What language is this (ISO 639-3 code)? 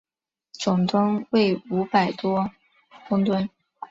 zho